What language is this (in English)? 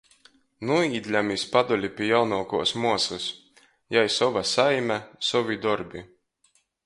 Latgalian